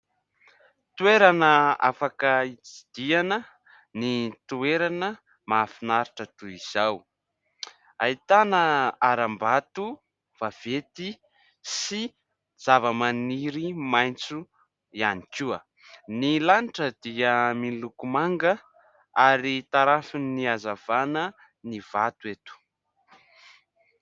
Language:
Malagasy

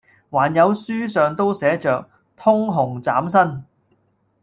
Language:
Cantonese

